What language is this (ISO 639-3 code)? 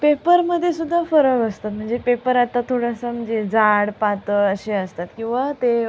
mar